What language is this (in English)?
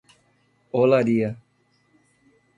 Portuguese